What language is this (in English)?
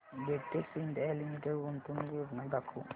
Marathi